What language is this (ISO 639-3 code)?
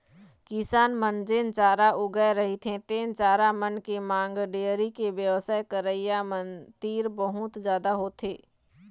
hne